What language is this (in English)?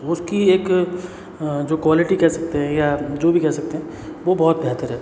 Hindi